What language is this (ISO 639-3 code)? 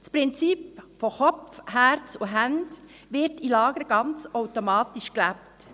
gsw